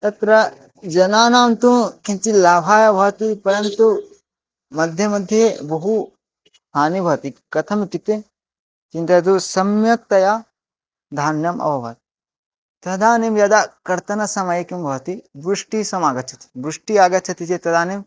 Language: Sanskrit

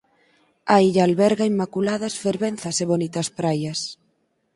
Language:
Galician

